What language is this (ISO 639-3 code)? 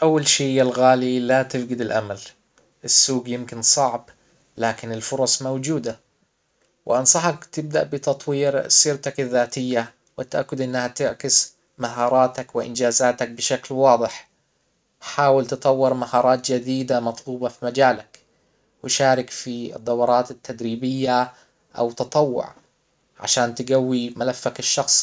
acw